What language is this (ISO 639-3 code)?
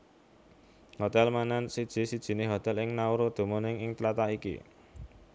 jav